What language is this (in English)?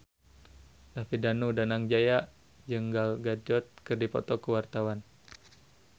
Sundanese